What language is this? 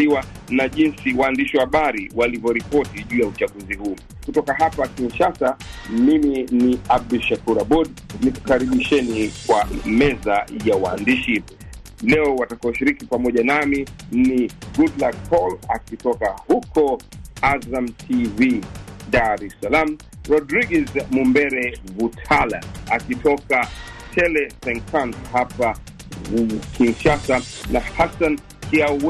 Swahili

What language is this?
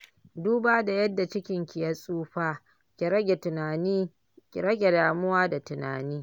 Hausa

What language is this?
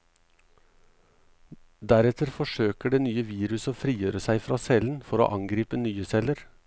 Norwegian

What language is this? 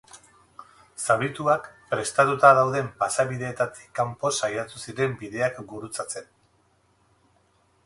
Basque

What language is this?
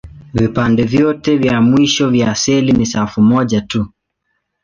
Swahili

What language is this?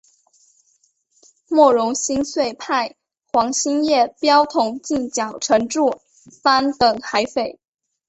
Chinese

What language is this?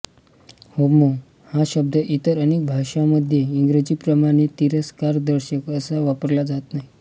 Marathi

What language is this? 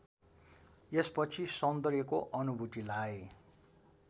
Nepali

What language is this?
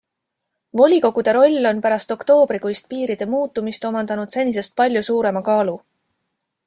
Estonian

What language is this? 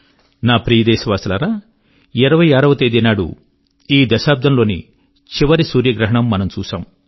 Telugu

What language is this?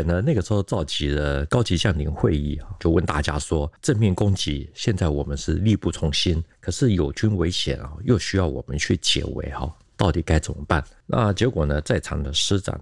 Chinese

